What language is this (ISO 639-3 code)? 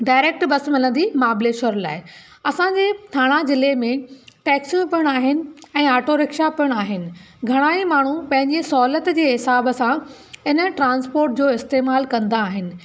snd